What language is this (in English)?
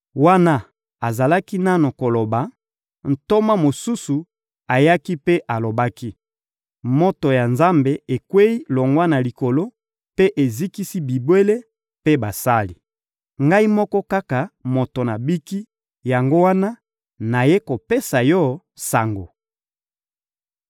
Lingala